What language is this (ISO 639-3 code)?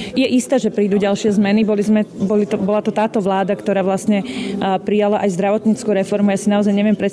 slk